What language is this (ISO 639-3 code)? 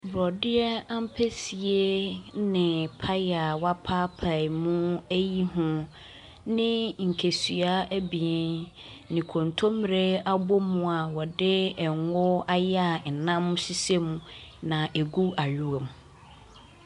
aka